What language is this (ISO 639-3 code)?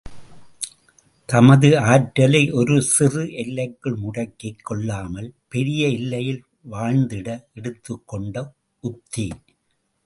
tam